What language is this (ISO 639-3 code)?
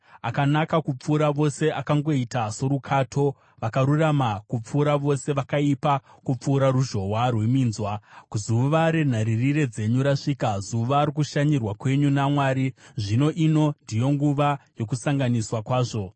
sna